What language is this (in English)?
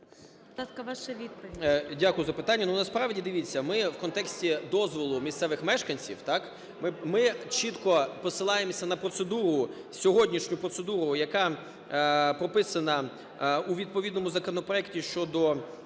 Ukrainian